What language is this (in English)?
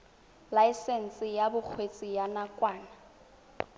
Tswana